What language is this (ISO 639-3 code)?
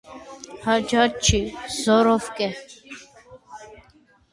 hye